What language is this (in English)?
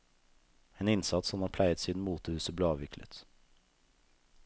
Norwegian